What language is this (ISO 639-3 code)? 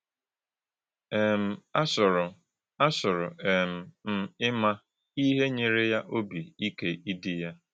ibo